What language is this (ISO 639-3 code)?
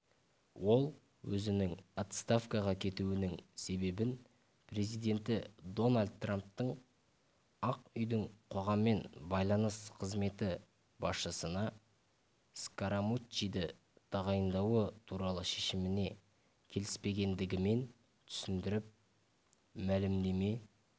kaz